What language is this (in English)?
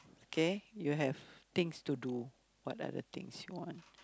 English